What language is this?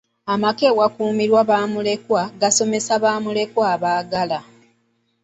Ganda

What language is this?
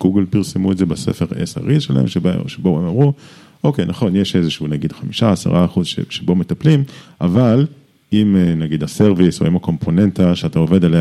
Hebrew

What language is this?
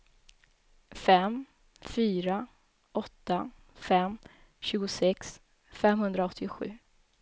Swedish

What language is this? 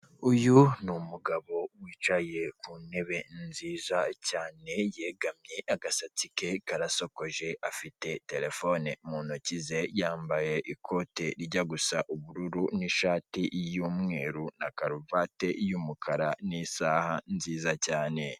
Kinyarwanda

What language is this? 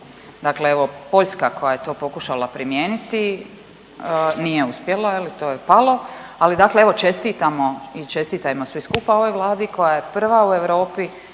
Croatian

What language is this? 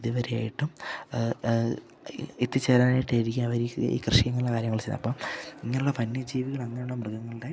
Malayalam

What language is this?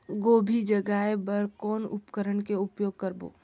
Chhattisgarhi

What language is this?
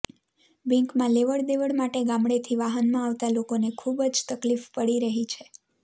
Gujarati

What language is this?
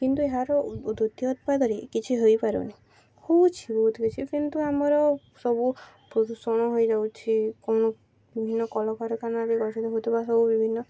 Odia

